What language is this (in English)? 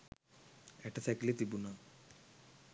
Sinhala